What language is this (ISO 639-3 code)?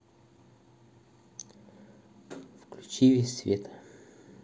rus